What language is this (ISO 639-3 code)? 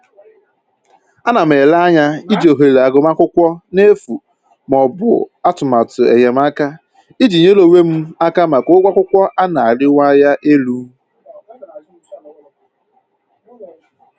ibo